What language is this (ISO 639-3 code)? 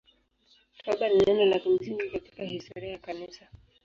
swa